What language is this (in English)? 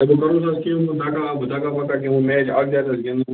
Kashmiri